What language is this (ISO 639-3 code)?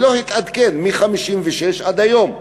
heb